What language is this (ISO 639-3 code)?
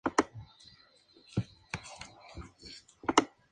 spa